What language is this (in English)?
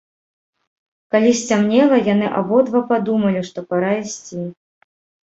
Belarusian